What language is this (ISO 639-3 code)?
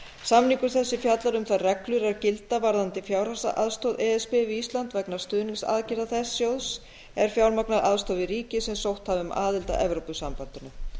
isl